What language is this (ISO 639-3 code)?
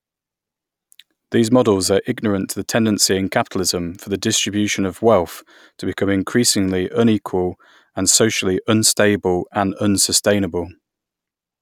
eng